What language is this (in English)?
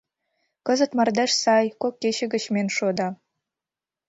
Mari